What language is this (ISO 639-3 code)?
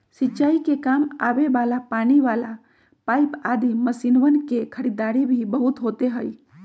mag